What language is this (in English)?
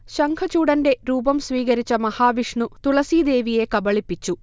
Malayalam